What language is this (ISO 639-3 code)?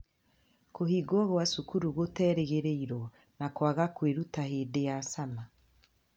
kik